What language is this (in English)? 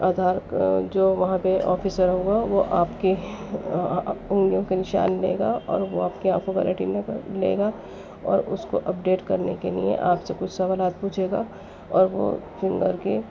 Urdu